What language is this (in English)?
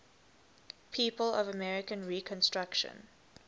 English